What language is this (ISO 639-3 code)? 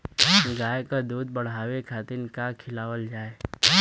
bho